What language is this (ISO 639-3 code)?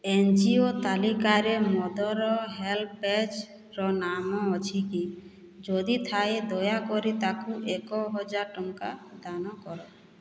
ori